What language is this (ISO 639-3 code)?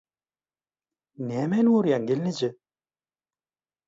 tuk